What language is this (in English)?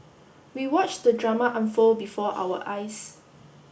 English